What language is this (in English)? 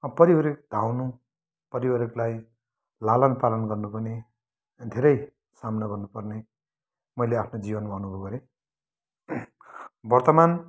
Nepali